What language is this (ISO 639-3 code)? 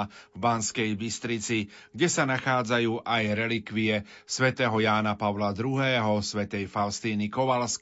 slk